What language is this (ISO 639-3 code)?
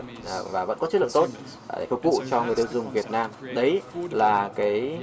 vie